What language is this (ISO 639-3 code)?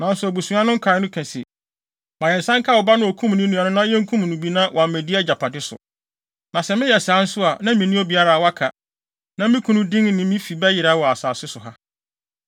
aka